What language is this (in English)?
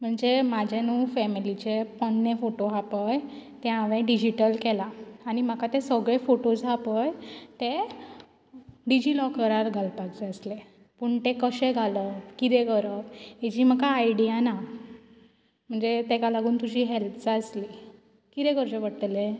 Konkani